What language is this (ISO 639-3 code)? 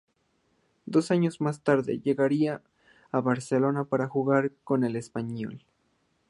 spa